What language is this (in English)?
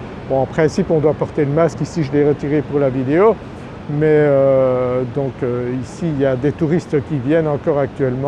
French